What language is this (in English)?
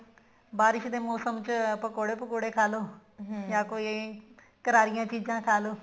Punjabi